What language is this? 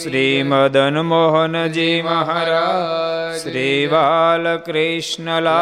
Gujarati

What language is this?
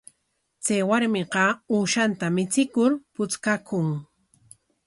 Corongo Ancash Quechua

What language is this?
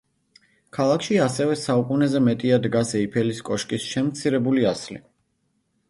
Georgian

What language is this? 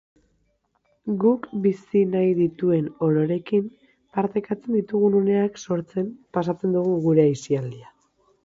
Basque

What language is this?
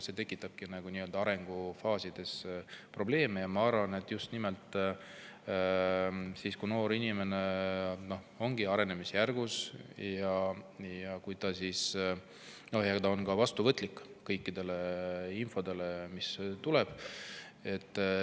Estonian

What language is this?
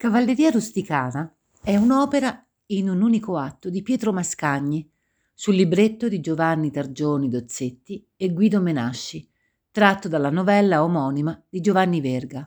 Italian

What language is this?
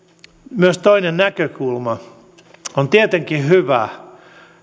Finnish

